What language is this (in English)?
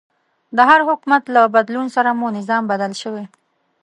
Pashto